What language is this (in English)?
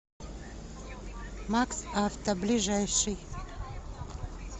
Russian